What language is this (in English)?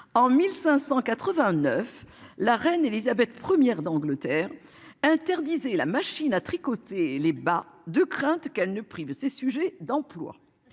French